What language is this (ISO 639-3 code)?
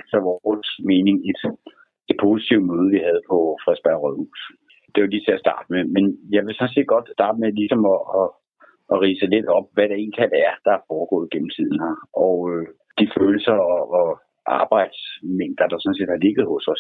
dan